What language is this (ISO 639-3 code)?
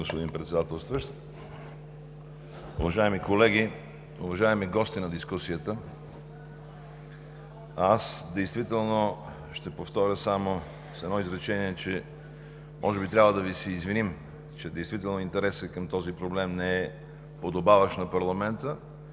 bul